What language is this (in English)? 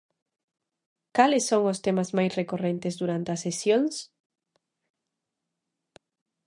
Galician